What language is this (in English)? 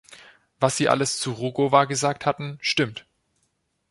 German